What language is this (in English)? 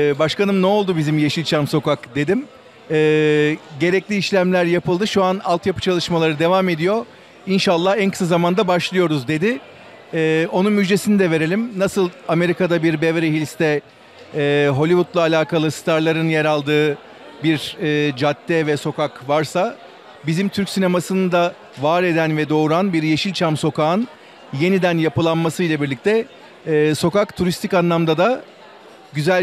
Turkish